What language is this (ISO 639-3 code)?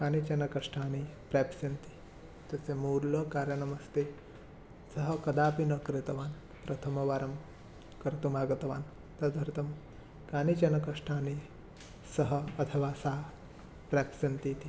san